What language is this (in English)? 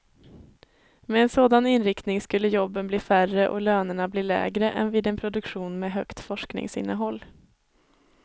Swedish